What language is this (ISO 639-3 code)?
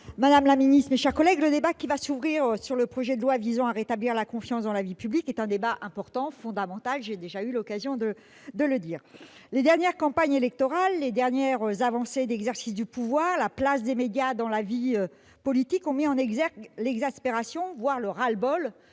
fra